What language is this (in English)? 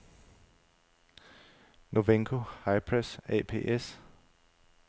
Danish